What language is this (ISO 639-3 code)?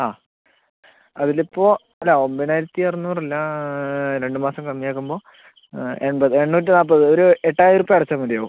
mal